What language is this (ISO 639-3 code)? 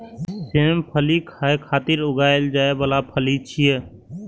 mai